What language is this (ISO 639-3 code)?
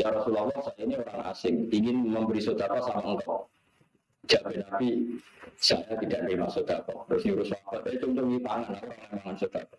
ind